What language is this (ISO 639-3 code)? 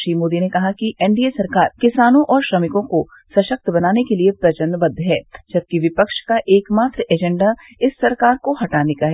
hin